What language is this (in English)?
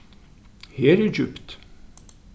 Faroese